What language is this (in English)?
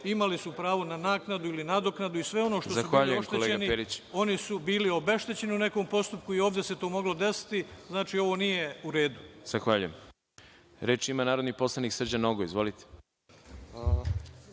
Serbian